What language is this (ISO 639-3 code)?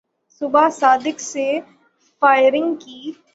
urd